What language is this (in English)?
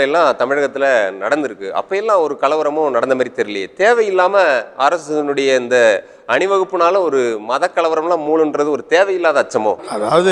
Turkish